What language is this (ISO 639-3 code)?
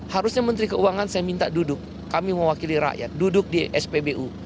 ind